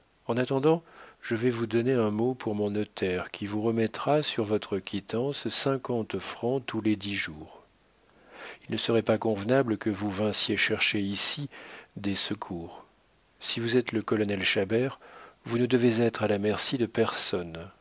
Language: French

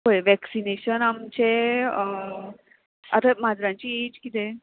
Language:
Konkani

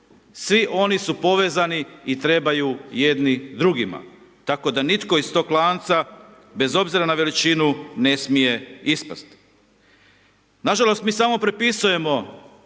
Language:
Croatian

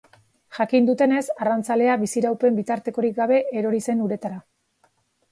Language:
Basque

